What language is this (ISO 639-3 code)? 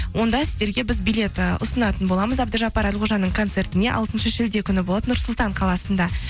kaz